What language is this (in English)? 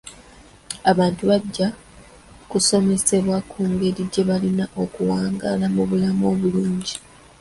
Ganda